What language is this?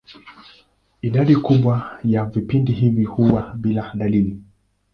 Swahili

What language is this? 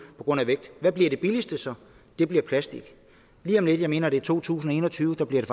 Danish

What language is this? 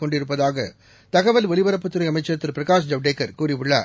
Tamil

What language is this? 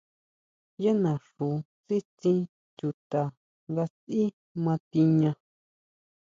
Huautla Mazatec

